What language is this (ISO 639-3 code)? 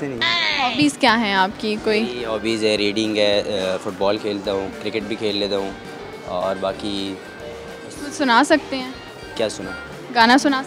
hin